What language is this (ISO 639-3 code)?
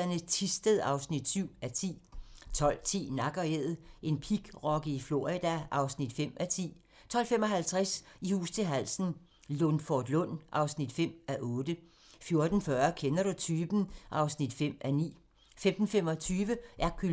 dan